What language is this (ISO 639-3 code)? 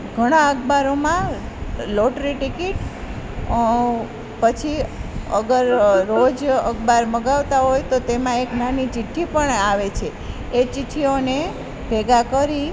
guj